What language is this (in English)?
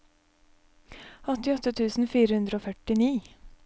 Norwegian